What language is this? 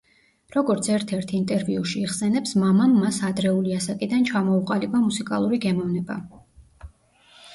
Georgian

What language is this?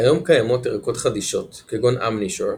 Hebrew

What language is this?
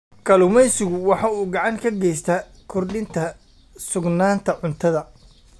Somali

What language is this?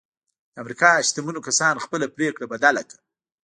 Pashto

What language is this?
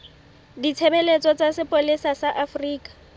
Southern Sotho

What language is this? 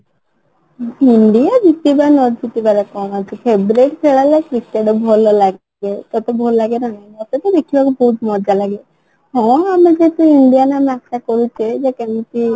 Odia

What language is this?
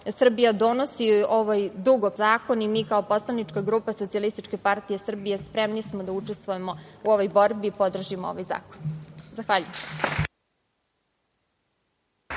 Serbian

